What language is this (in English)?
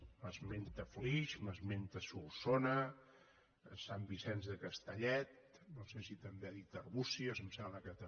Catalan